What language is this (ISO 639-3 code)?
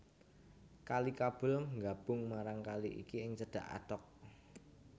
jav